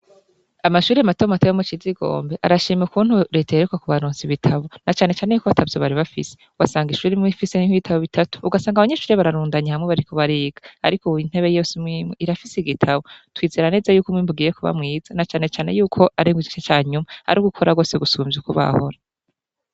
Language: Rundi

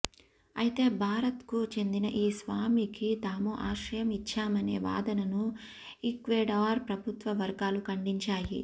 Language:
Telugu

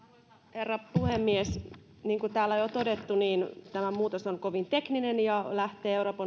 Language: Finnish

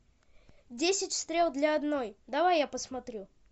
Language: Russian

